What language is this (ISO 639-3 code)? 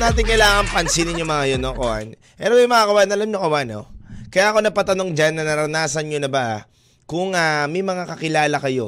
fil